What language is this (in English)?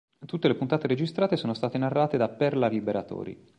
Italian